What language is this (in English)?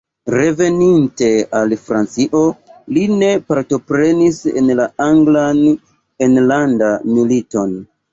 Esperanto